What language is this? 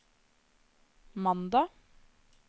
Norwegian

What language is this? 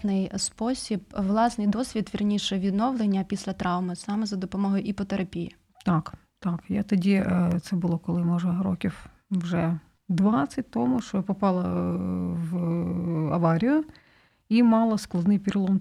Ukrainian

